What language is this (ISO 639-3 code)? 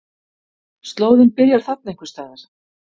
isl